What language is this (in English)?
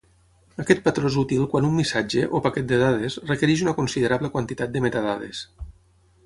Catalan